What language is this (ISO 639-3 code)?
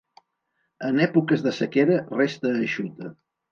cat